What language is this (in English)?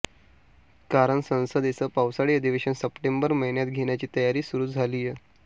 Marathi